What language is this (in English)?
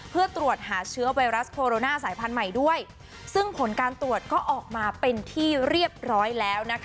Thai